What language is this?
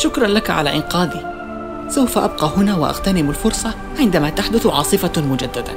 Arabic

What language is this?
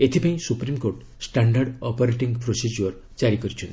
Odia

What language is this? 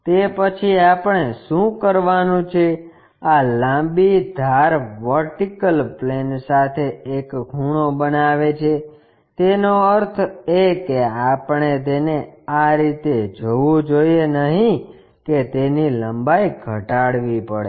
Gujarati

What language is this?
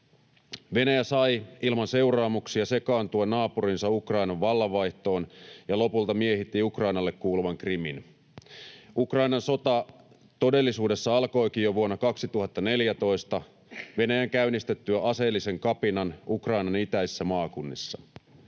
Finnish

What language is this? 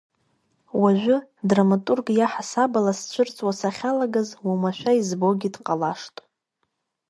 Abkhazian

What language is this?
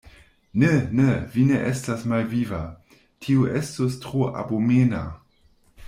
Esperanto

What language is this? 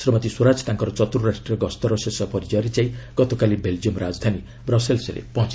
Odia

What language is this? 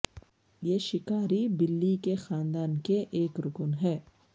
Urdu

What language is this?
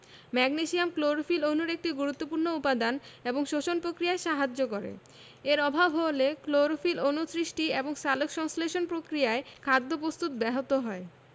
Bangla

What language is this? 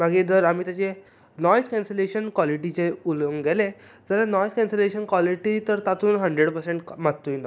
Konkani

